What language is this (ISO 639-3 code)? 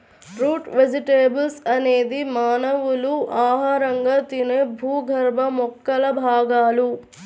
tel